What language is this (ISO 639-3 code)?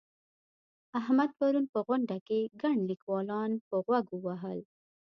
pus